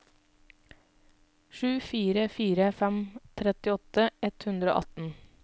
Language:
Norwegian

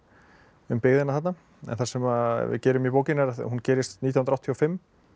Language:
Icelandic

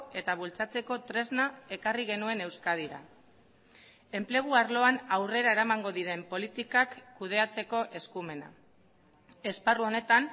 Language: Basque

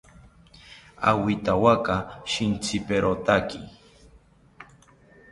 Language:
South Ucayali Ashéninka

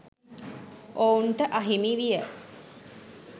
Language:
Sinhala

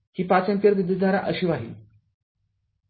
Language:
Marathi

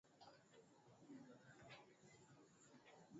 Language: Swahili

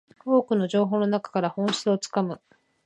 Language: Japanese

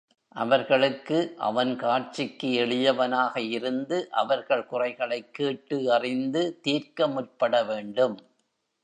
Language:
Tamil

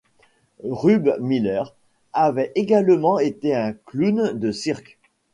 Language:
French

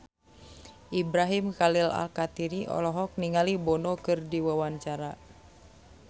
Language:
Sundanese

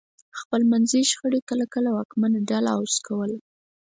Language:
Pashto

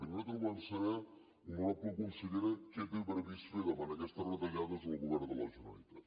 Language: Catalan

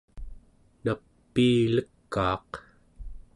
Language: Central Yupik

